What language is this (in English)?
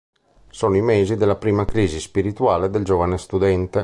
Italian